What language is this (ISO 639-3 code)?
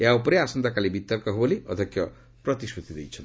ori